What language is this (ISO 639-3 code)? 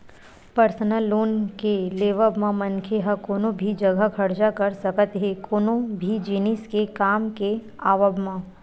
hne